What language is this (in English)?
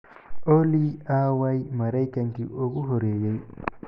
Somali